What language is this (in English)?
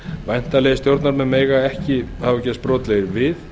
Icelandic